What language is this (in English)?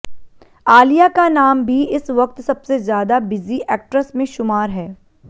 Hindi